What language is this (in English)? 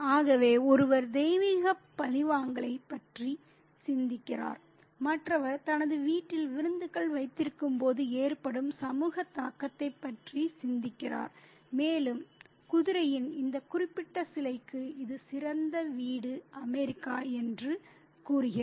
Tamil